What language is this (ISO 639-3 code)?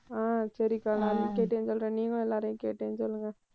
tam